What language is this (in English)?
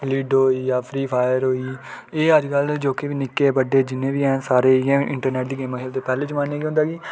Dogri